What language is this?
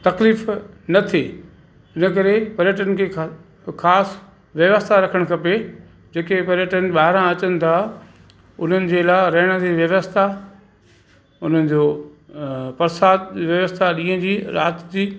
Sindhi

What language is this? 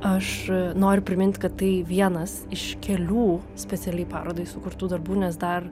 Lithuanian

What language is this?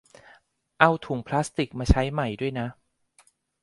Thai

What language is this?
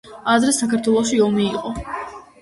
Georgian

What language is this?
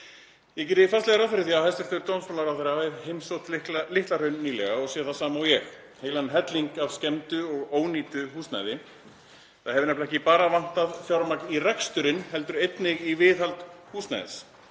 Icelandic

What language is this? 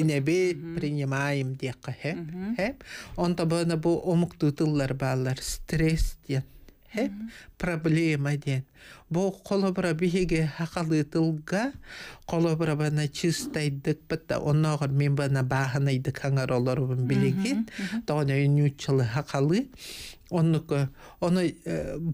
Turkish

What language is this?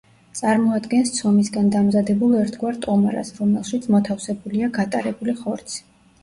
Georgian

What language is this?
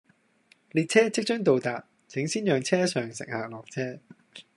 Cantonese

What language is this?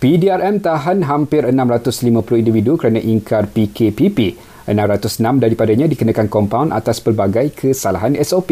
Malay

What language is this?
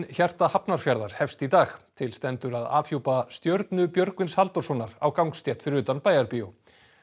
Icelandic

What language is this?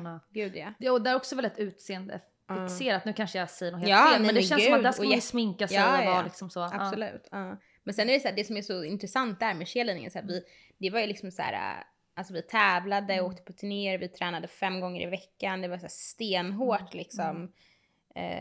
Swedish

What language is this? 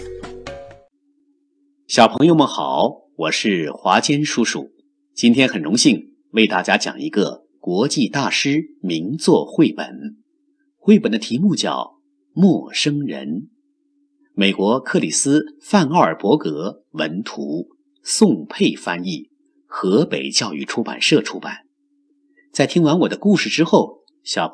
Chinese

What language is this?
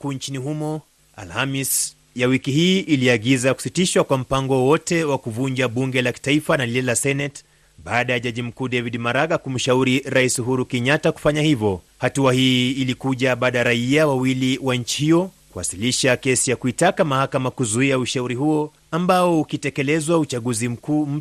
Swahili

